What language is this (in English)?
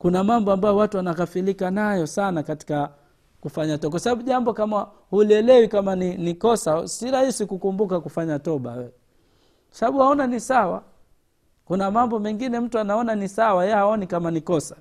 Swahili